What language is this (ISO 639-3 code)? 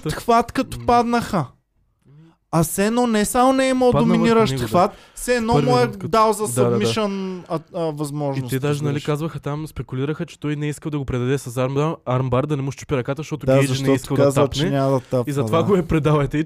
bul